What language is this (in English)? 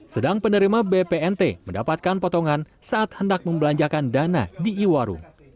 Indonesian